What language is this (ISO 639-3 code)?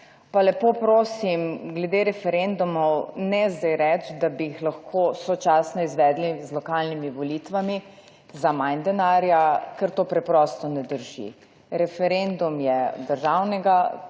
slv